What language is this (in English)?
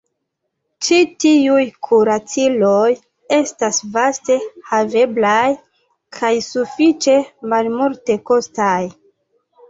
Esperanto